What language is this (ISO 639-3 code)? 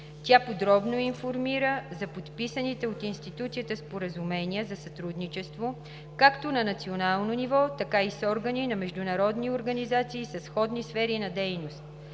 bul